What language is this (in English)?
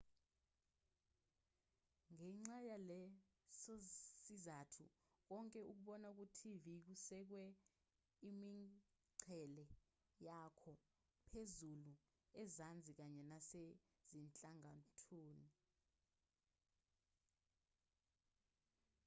Zulu